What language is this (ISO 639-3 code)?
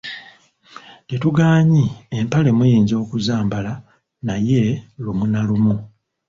lug